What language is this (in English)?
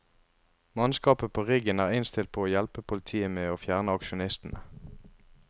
Norwegian